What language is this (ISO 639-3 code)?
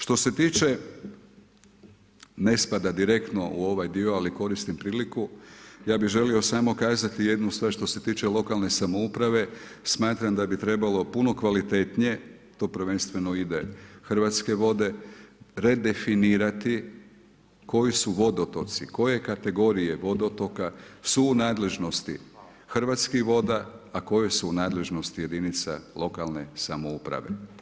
hrv